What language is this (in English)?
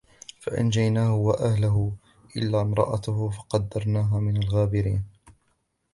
Arabic